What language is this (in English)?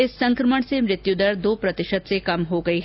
Hindi